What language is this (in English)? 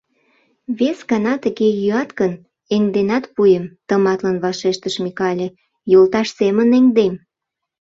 Mari